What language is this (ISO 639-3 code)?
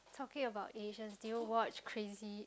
eng